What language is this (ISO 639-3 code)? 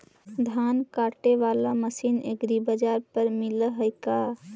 mag